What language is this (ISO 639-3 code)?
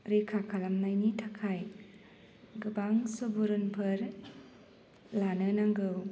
brx